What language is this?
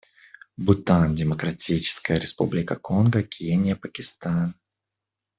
Russian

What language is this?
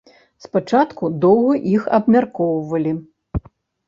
Belarusian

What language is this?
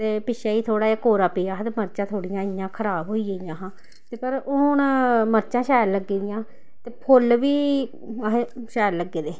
Dogri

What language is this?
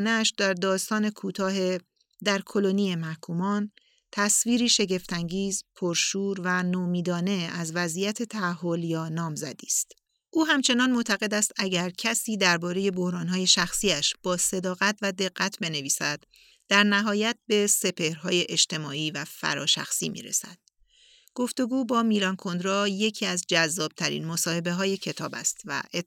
Persian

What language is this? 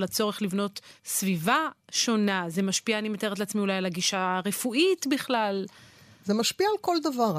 Hebrew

